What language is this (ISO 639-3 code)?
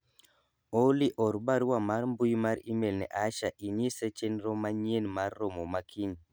luo